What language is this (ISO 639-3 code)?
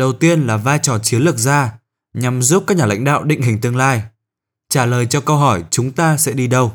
vie